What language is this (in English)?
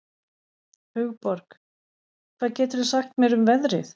Icelandic